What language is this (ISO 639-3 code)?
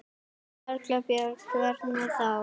isl